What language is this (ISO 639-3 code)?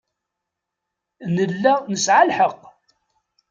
kab